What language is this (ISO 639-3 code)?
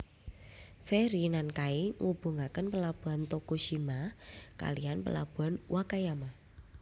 jav